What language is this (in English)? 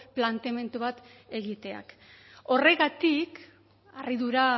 Basque